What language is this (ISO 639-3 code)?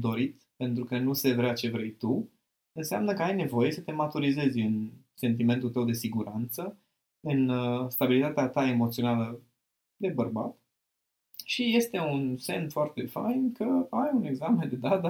ron